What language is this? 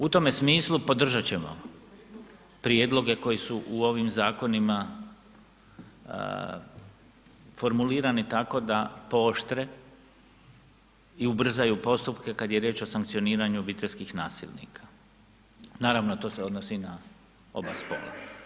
Croatian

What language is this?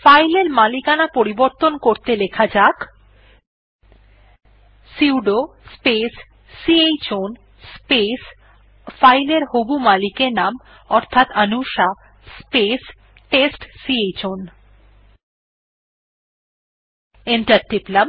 Bangla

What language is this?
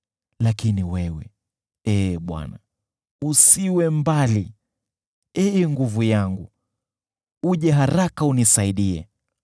Swahili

